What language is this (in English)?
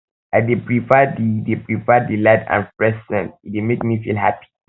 Nigerian Pidgin